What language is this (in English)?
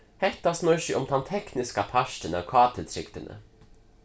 Faroese